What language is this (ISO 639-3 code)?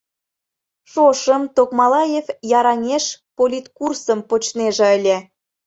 chm